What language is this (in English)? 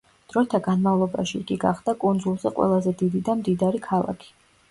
Georgian